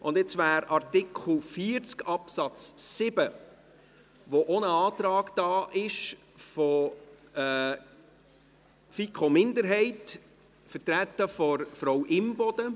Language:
Swiss German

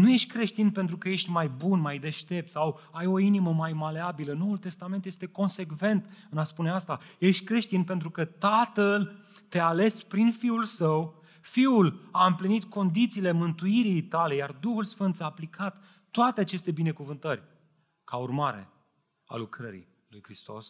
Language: Romanian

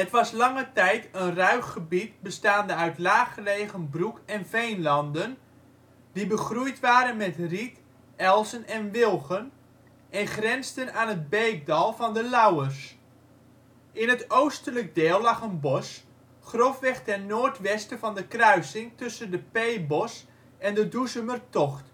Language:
Dutch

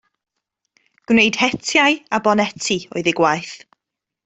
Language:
Welsh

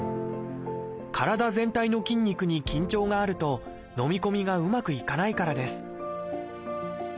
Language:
Japanese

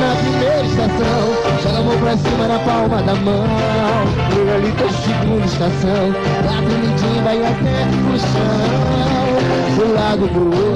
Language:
Portuguese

